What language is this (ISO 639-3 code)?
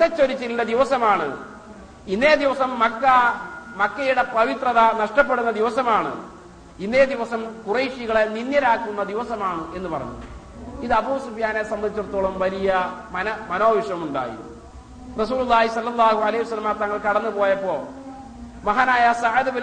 mal